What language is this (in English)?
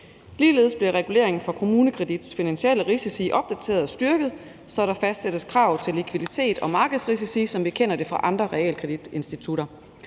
Danish